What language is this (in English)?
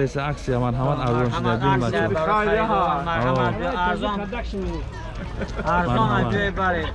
Tajik